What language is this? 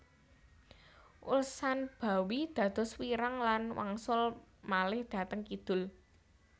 Javanese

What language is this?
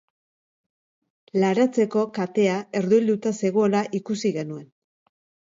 Basque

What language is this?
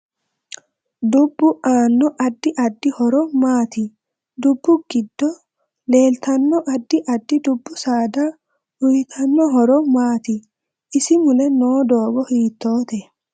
Sidamo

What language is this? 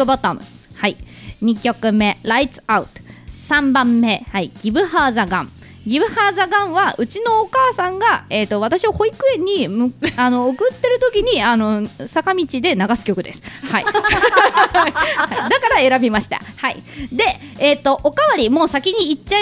Japanese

